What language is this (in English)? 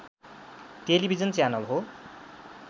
Nepali